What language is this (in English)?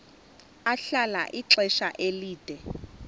Xhosa